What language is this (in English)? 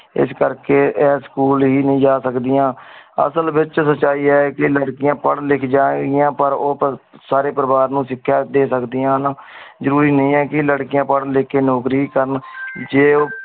Punjabi